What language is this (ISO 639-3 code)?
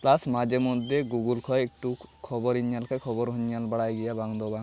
sat